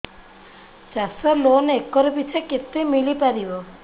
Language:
Odia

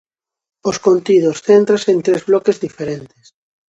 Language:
Galician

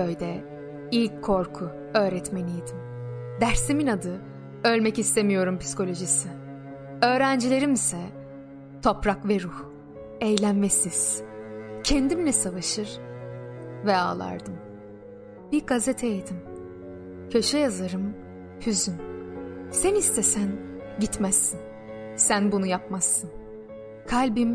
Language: Turkish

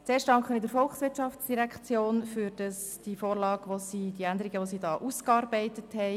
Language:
Swiss German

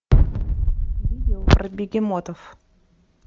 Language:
Russian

